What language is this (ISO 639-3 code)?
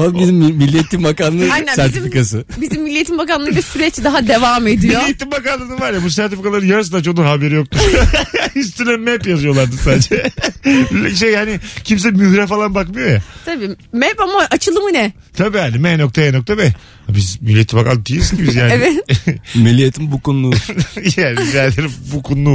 tur